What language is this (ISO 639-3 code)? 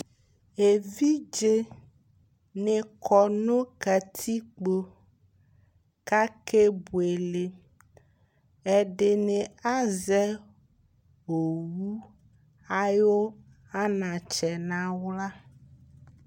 kpo